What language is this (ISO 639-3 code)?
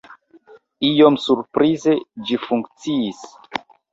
epo